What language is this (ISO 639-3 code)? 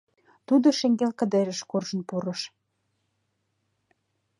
chm